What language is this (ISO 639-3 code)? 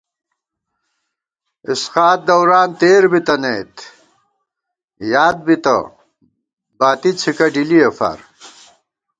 gwt